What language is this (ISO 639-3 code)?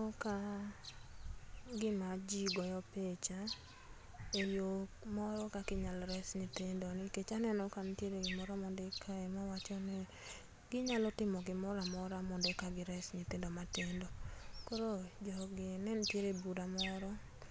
luo